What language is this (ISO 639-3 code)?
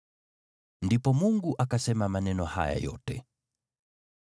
swa